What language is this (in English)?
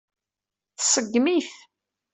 Kabyle